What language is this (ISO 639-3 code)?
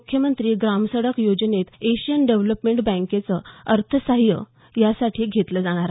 mar